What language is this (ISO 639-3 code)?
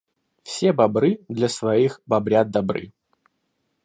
rus